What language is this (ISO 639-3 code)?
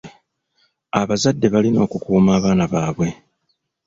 lug